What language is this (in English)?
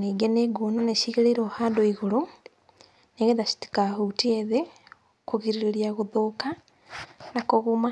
Kikuyu